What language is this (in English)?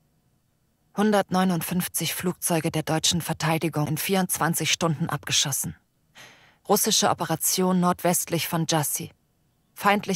German